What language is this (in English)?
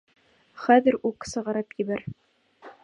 Bashkir